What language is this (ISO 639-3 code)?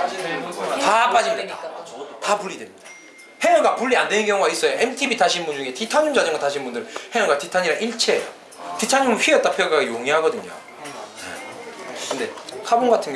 kor